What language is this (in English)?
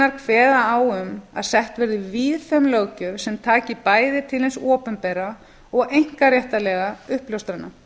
Icelandic